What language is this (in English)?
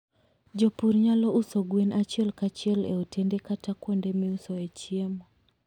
Luo (Kenya and Tanzania)